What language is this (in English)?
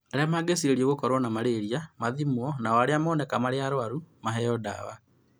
Kikuyu